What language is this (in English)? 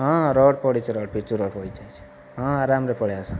Odia